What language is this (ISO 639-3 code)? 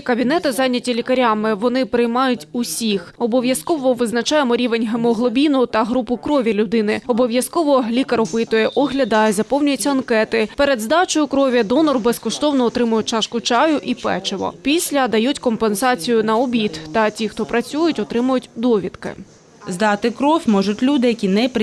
ukr